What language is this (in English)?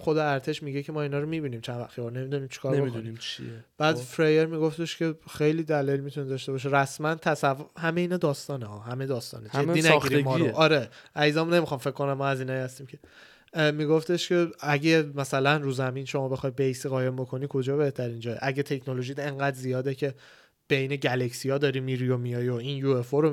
Persian